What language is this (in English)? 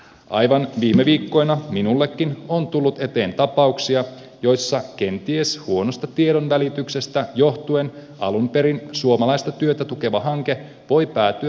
Finnish